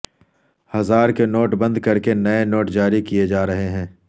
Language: Urdu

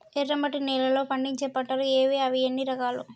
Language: Telugu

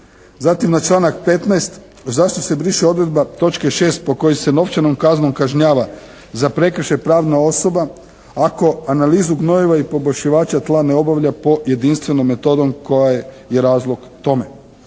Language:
Croatian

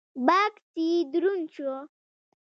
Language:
Pashto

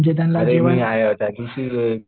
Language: Marathi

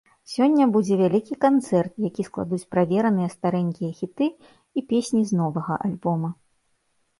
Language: Belarusian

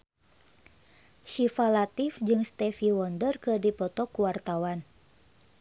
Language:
Sundanese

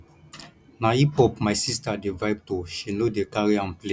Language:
Nigerian Pidgin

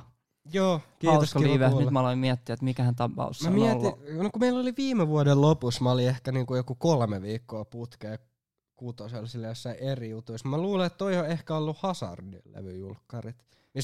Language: Finnish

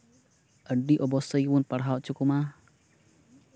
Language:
Santali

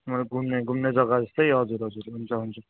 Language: Nepali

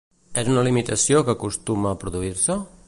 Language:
Catalan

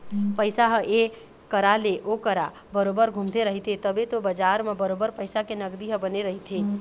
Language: Chhattisgarhi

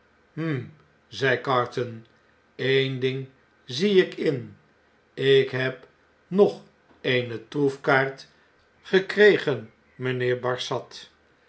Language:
Dutch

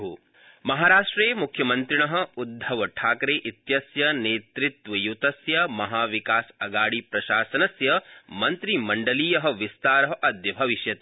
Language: Sanskrit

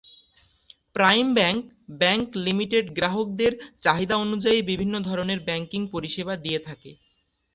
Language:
Bangla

